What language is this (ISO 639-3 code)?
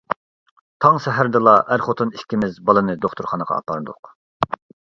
uig